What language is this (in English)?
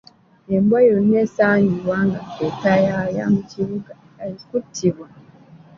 Ganda